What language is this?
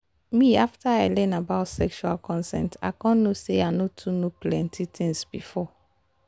Nigerian Pidgin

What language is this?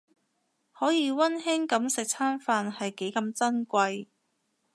Cantonese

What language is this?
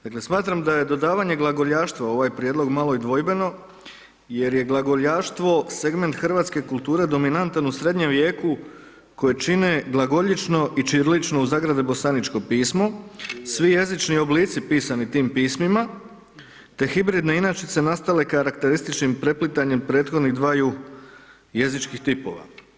Croatian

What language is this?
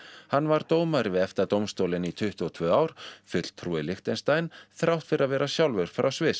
Icelandic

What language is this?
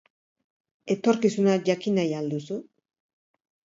Basque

